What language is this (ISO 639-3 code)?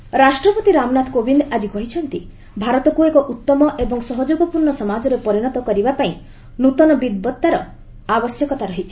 ori